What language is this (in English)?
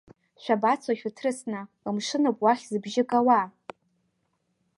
Abkhazian